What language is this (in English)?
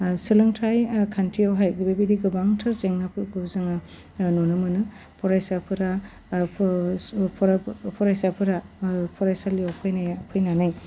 Bodo